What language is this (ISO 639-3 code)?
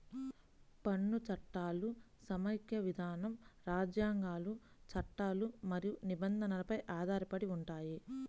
tel